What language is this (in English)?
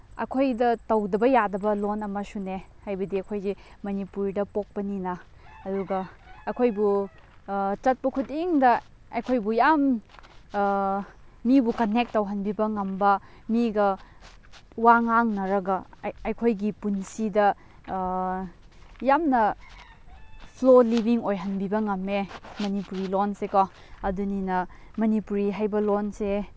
Manipuri